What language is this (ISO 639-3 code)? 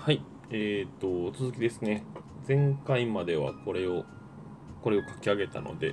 jpn